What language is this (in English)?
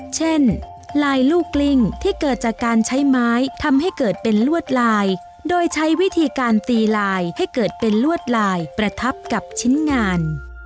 Thai